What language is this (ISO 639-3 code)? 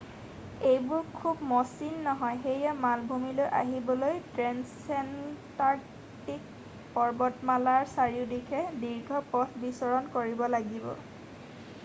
asm